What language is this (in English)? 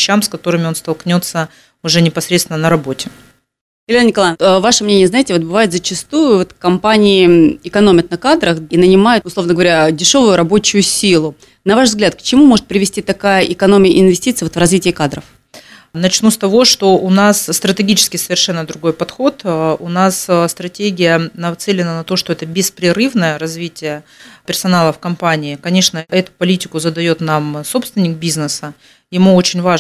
Russian